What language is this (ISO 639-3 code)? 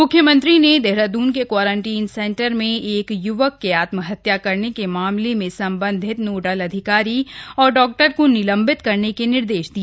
hin